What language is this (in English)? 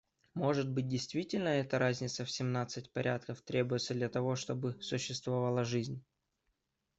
Russian